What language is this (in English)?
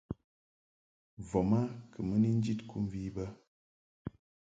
Mungaka